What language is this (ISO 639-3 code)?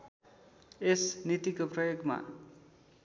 nep